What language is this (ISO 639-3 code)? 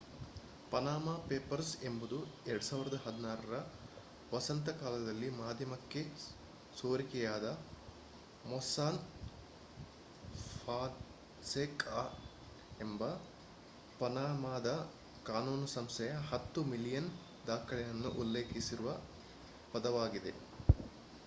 kan